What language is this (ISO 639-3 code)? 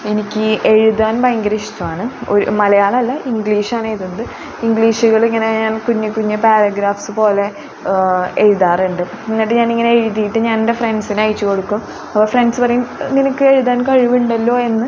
mal